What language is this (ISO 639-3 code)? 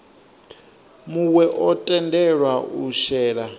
ven